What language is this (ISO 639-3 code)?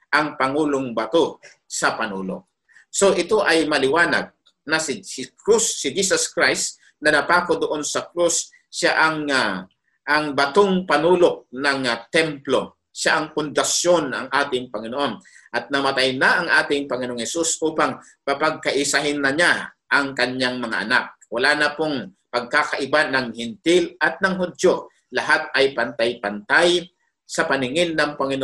fil